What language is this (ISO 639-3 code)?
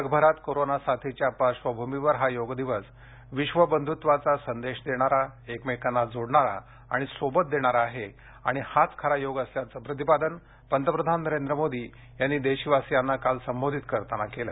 mar